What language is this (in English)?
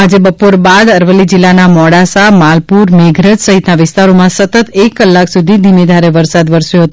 Gujarati